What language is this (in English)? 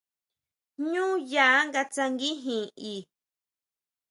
Huautla Mazatec